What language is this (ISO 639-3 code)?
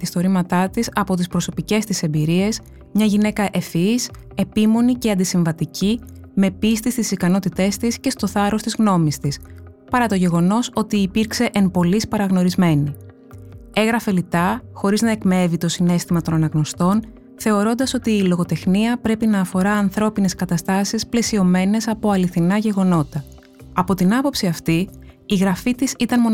ell